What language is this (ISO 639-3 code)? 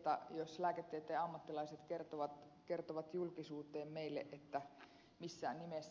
fin